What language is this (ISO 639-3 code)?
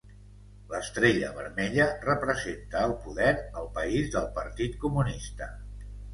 cat